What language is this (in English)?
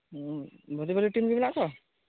Santali